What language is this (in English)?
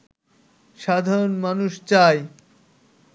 Bangla